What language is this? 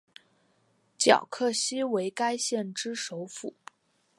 Chinese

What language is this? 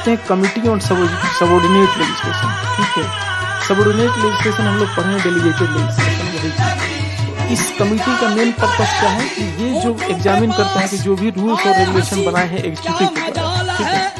Hindi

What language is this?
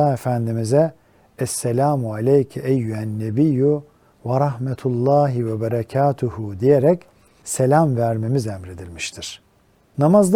Turkish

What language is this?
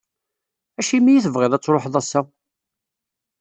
Kabyle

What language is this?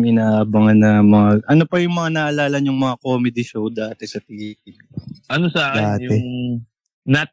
Filipino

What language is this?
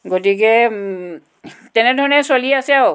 Assamese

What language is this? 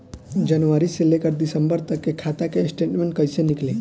Bhojpuri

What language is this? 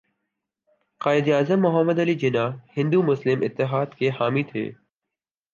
Urdu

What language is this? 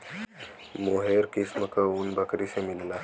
Bhojpuri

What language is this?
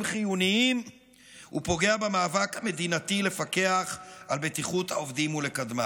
Hebrew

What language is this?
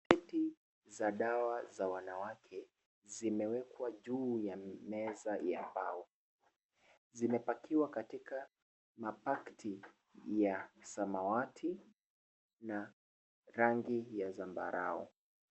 Swahili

